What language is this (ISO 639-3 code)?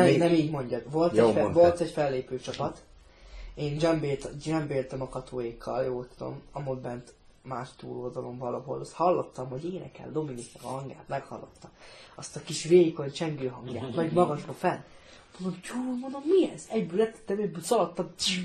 hun